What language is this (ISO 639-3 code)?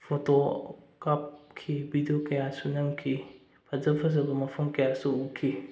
mni